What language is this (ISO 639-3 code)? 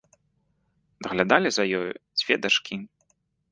bel